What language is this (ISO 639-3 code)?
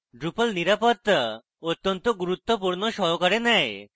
ben